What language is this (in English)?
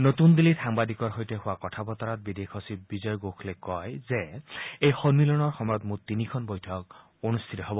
Assamese